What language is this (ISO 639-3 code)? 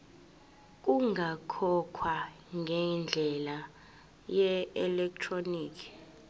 zul